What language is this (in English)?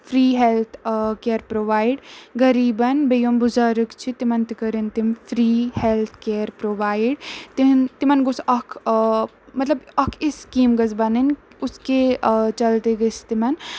Kashmiri